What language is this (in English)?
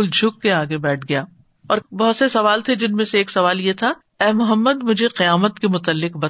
Urdu